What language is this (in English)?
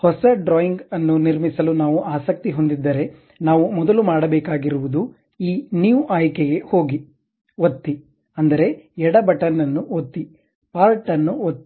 Kannada